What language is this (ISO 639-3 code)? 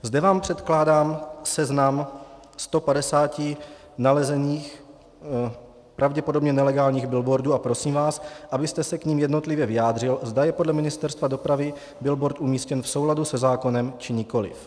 ces